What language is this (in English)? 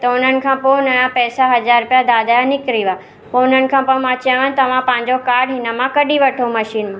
Sindhi